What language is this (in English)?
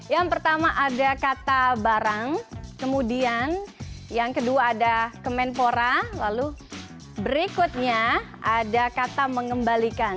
Indonesian